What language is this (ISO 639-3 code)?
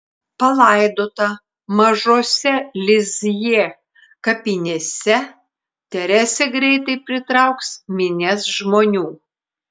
lit